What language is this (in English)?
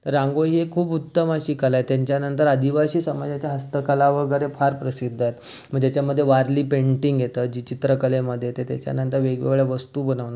Marathi